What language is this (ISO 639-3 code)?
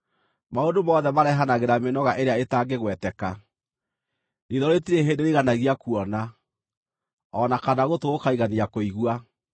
kik